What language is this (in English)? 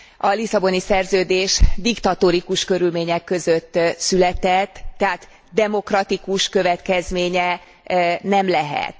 Hungarian